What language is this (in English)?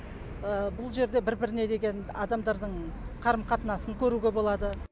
Kazakh